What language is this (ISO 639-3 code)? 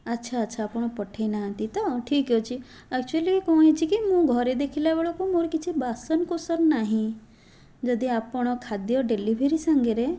ori